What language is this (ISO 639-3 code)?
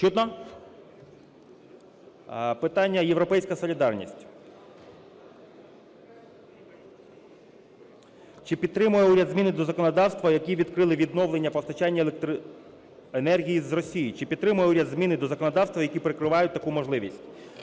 ukr